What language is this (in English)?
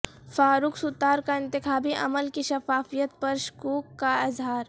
Urdu